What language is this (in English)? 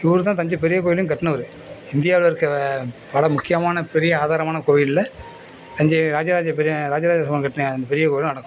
Tamil